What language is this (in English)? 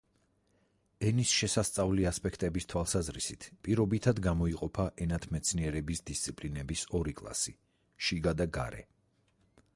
Georgian